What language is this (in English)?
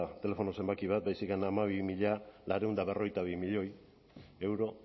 Basque